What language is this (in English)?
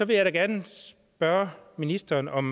Danish